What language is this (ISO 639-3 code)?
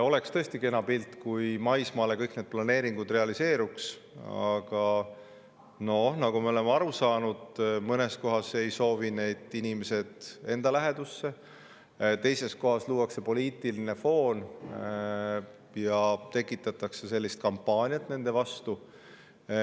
est